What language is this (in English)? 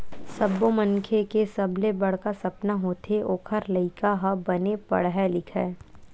Chhattisgarhi